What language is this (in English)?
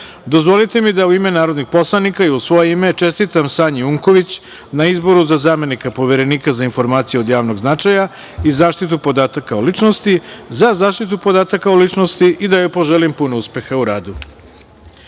Serbian